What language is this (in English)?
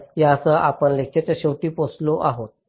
Marathi